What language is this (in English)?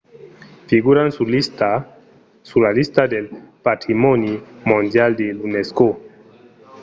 Occitan